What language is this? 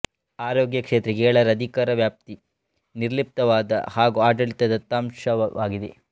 Kannada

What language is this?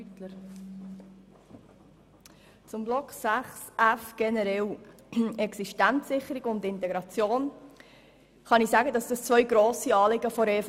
Swiss German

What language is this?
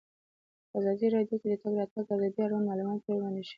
Pashto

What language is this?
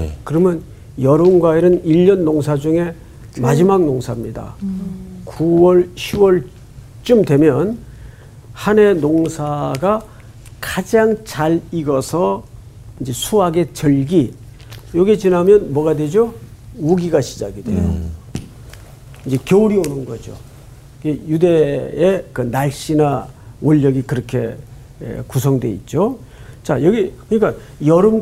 Korean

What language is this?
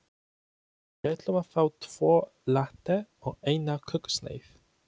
Icelandic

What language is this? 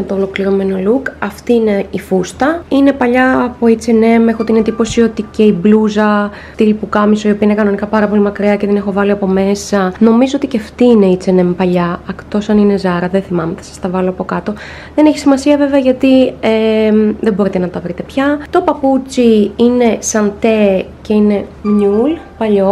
Greek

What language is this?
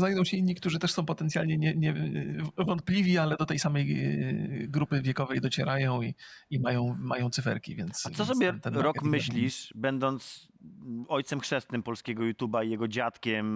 Polish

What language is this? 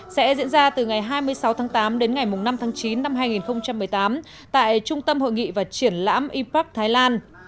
Vietnamese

